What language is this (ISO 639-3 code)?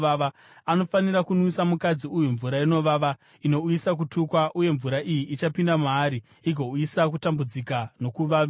sna